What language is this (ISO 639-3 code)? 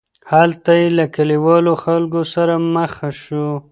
pus